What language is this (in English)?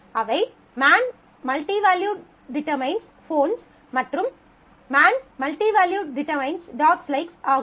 Tamil